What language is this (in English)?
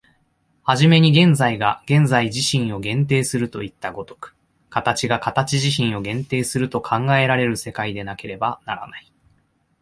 Japanese